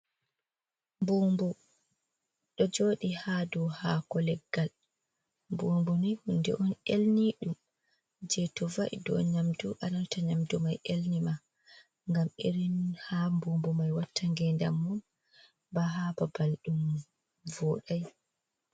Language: Fula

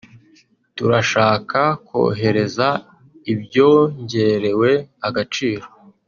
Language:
Kinyarwanda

